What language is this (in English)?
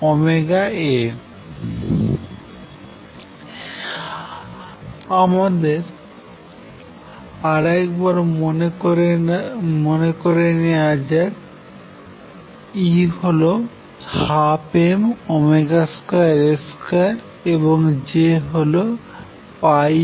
Bangla